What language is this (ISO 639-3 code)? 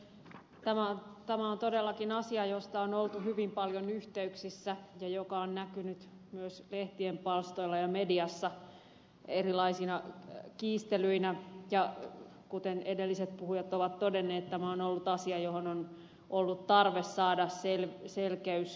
fin